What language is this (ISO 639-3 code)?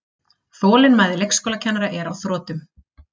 isl